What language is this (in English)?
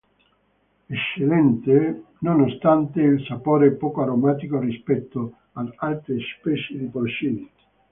Italian